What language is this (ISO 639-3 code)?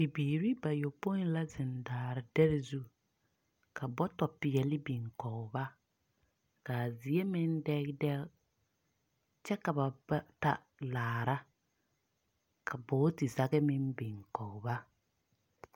dga